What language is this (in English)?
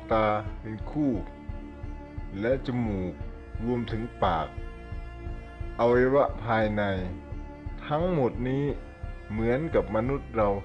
Thai